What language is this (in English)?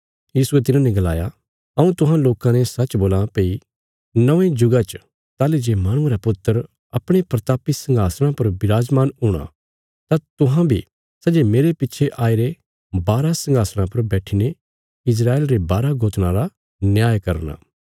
Bilaspuri